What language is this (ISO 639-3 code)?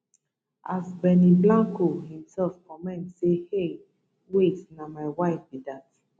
pcm